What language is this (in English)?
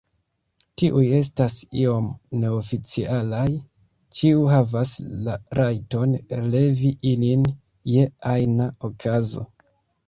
Esperanto